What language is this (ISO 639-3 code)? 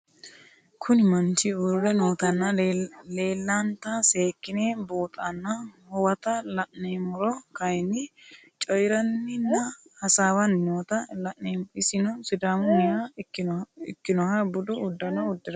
sid